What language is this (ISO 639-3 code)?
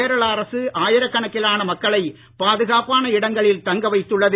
tam